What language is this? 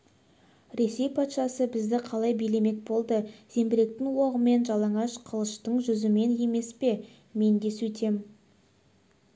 Kazakh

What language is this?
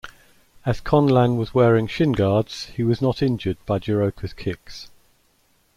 English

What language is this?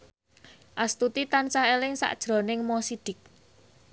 Javanese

